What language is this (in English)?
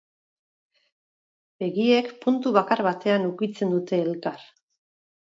Basque